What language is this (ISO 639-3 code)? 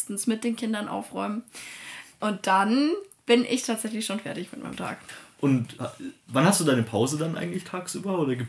deu